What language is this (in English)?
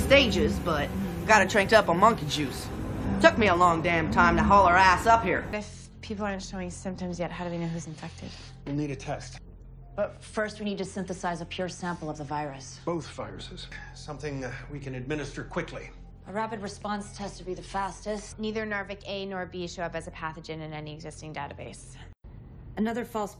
Greek